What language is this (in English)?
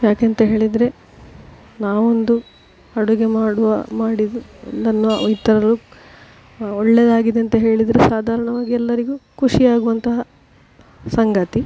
Kannada